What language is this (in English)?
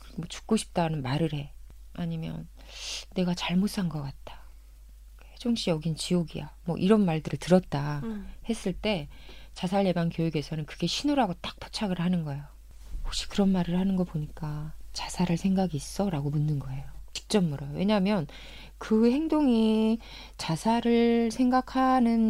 Korean